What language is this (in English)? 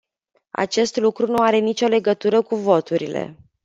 Romanian